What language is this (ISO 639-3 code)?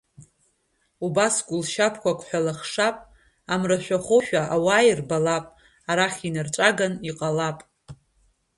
abk